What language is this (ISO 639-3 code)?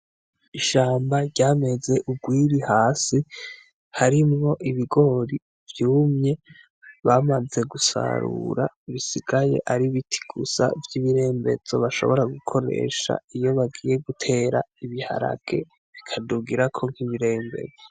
run